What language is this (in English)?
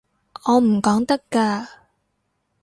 Cantonese